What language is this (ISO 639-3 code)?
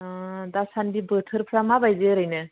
brx